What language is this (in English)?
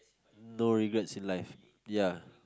English